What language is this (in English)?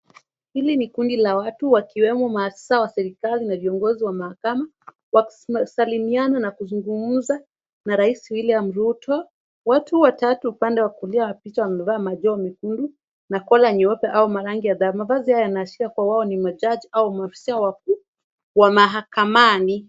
Swahili